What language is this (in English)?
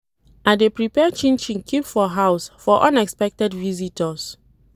Nigerian Pidgin